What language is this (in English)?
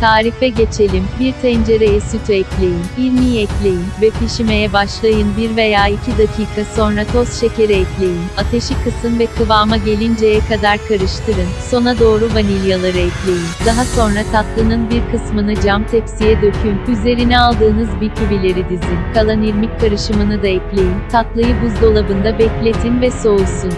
Turkish